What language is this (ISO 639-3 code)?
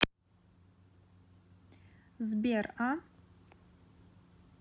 rus